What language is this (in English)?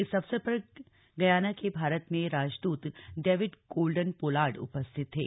Hindi